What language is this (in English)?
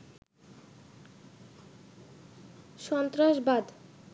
Bangla